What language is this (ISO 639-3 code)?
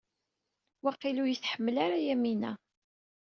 kab